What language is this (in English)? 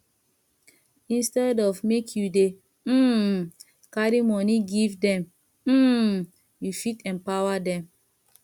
Nigerian Pidgin